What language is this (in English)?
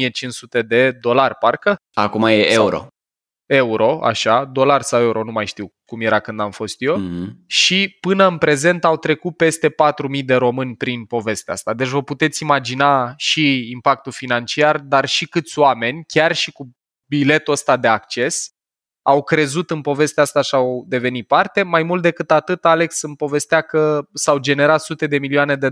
Romanian